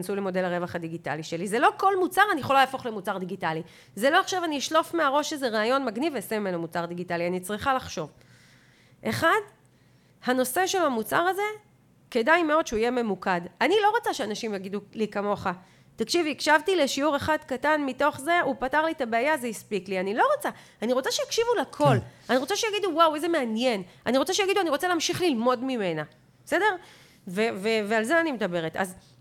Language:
Hebrew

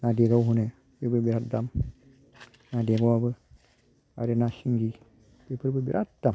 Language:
Bodo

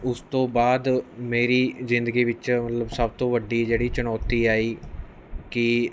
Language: Punjabi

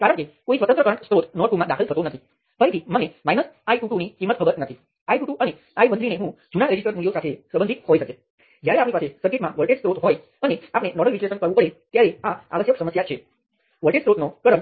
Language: Gujarati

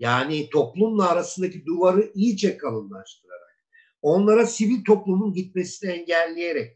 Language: Turkish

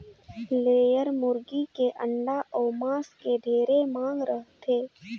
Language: Chhattisgarhi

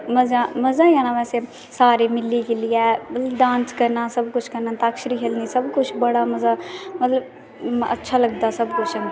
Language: Dogri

